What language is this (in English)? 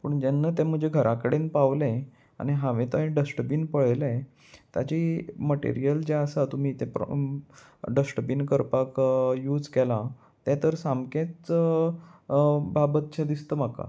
Konkani